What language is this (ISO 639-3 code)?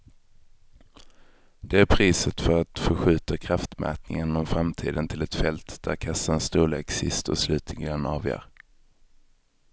swe